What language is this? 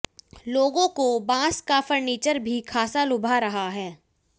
Hindi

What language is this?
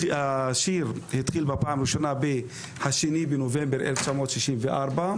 Hebrew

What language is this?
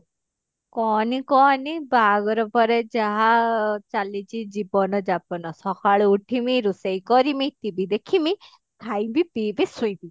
Odia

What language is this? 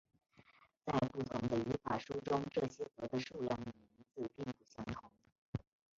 Chinese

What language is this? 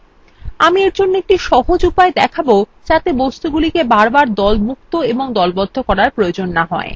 Bangla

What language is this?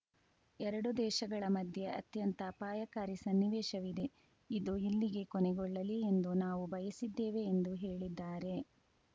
Kannada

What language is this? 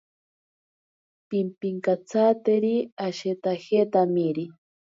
Ashéninka Perené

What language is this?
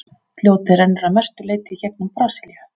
Icelandic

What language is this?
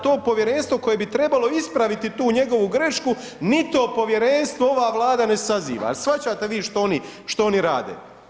Croatian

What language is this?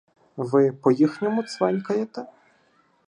Ukrainian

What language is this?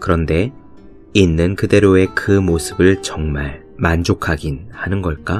Korean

